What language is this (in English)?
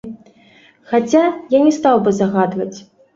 Belarusian